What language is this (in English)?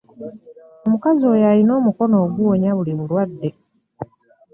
Ganda